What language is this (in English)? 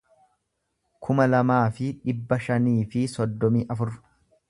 Oromo